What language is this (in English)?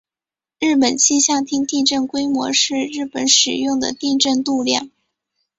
Chinese